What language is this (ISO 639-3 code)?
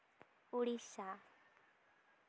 sat